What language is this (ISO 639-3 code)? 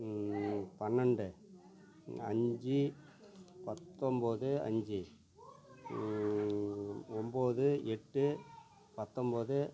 tam